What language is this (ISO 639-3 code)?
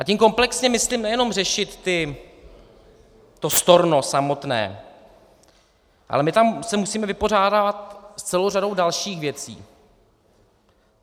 ces